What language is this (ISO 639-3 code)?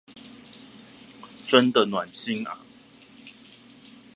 zho